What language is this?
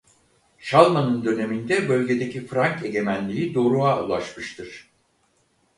Turkish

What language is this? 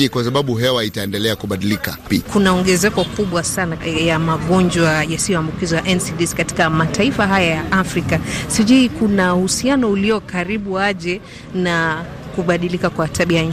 Swahili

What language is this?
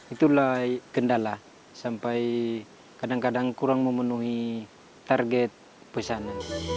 Indonesian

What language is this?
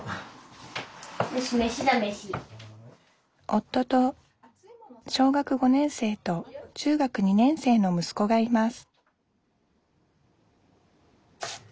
Japanese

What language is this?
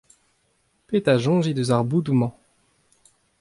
Breton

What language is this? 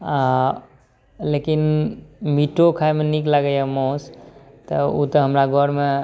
Maithili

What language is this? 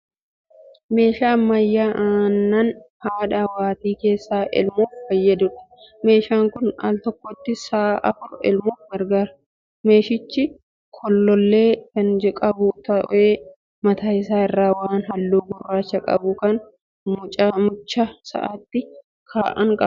Oromo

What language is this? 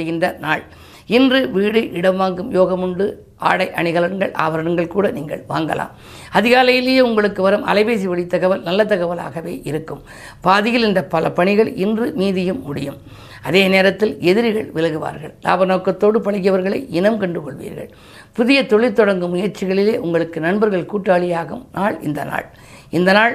Tamil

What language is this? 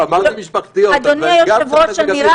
Hebrew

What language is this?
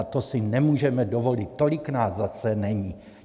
Czech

